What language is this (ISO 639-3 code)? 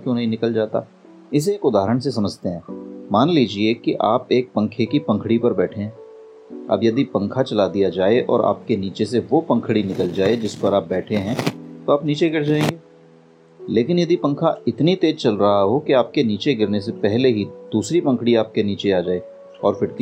hin